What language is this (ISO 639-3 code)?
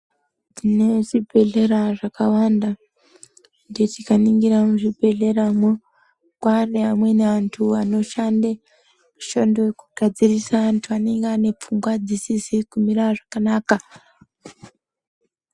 ndc